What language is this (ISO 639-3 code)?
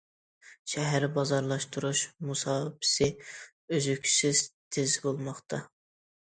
uig